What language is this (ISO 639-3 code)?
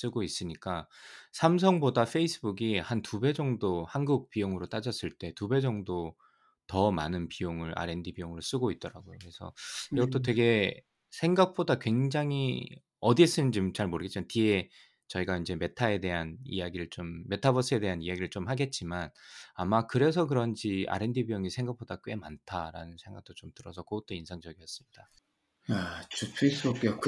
kor